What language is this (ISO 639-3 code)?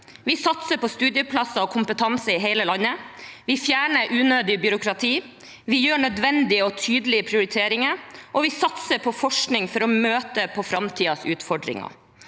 nor